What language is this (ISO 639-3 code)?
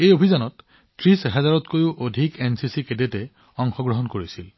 asm